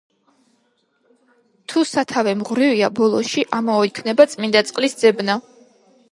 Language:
Georgian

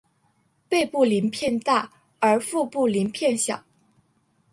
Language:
Chinese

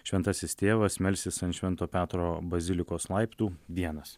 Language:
Lithuanian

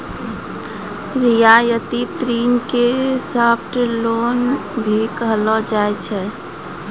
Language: Maithili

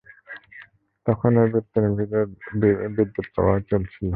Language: Bangla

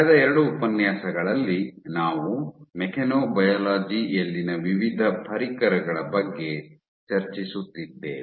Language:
Kannada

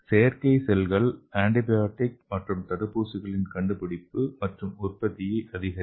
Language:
Tamil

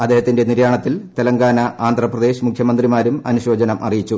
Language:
Malayalam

